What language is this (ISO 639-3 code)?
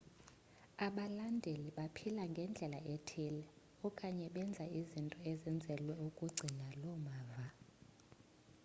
xho